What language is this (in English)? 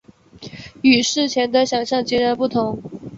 Chinese